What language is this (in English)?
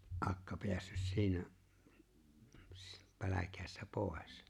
Finnish